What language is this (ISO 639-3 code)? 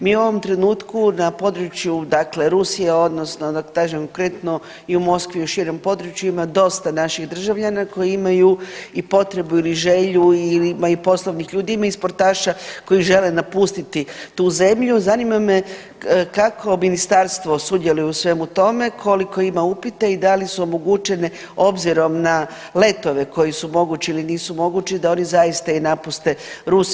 hrv